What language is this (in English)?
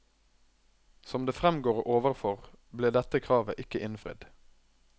Norwegian